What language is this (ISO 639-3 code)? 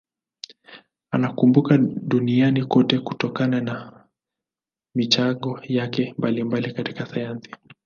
swa